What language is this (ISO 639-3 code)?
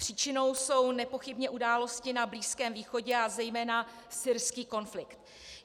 ces